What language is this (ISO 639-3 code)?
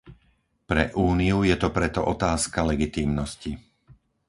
slk